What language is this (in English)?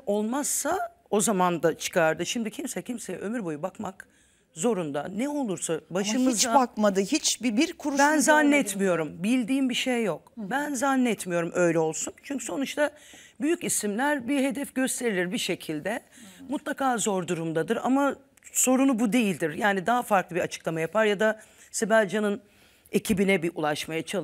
Turkish